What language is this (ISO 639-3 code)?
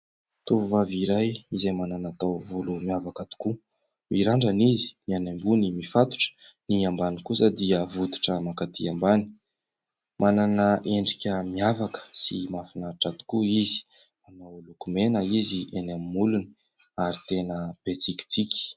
mlg